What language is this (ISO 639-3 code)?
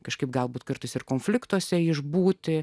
lit